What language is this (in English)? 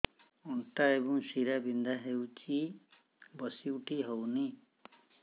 Odia